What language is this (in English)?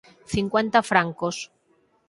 Galician